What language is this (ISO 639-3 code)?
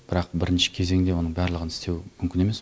kaz